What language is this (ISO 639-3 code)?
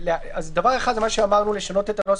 heb